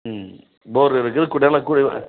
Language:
Tamil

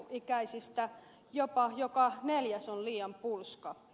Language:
Finnish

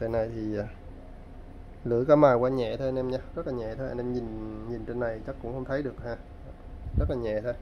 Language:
Vietnamese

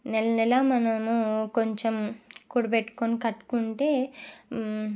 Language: Telugu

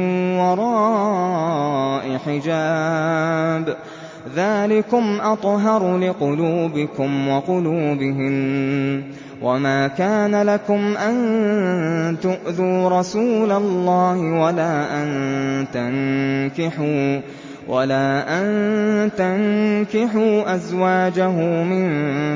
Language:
Arabic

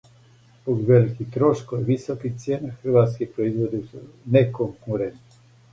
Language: Serbian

